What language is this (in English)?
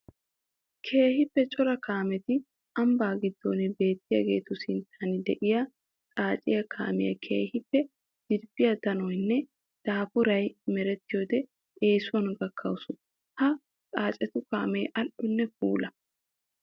Wolaytta